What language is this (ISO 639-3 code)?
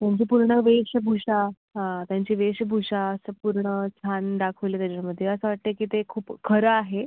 mar